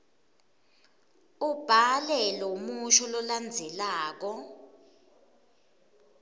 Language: Swati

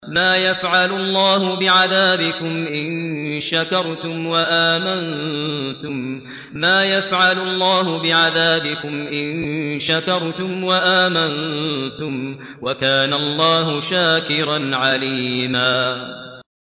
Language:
Arabic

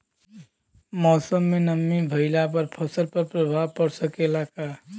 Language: Bhojpuri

